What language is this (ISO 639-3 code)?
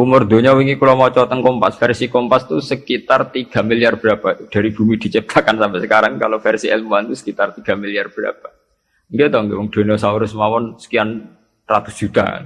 ind